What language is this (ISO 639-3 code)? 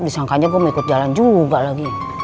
ind